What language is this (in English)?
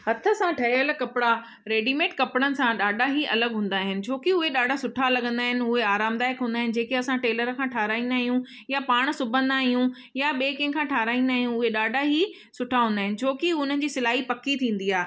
Sindhi